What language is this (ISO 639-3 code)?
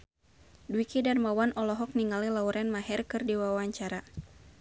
sun